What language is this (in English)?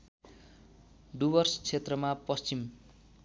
Nepali